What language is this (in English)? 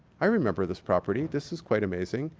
English